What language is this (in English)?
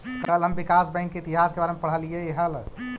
Magahi